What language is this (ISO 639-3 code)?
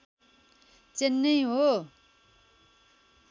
nep